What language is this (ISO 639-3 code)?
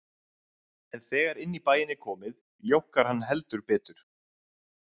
isl